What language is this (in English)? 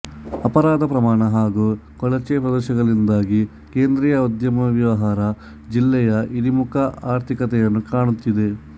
Kannada